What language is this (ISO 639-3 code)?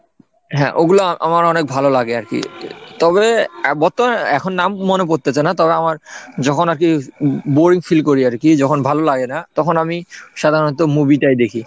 ben